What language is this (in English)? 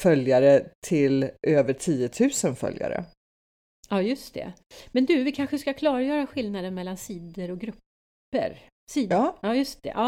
Swedish